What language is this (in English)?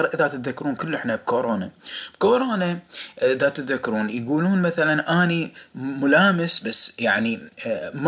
Arabic